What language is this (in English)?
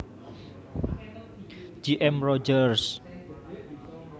Javanese